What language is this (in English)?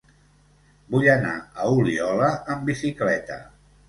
Catalan